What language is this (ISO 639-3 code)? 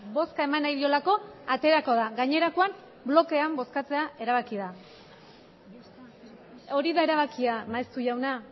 eus